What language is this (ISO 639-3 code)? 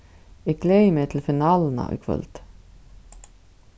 fao